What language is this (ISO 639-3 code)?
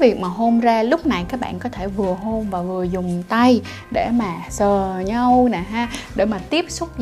vie